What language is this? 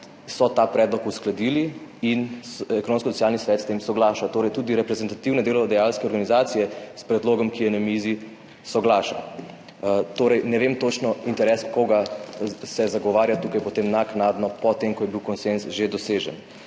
Slovenian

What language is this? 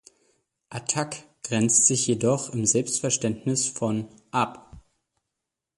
German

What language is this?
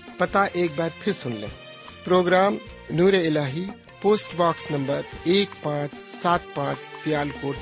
Urdu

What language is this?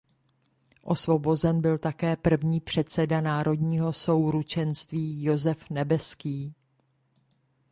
Czech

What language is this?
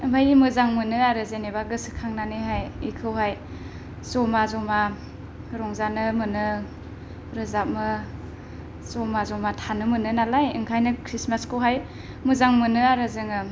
Bodo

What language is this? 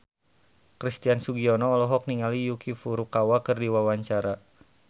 Sundanese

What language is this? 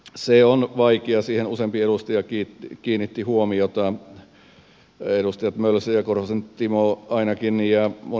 Finnish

